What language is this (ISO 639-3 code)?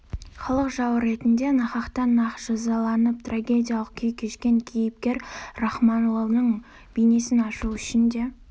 kaz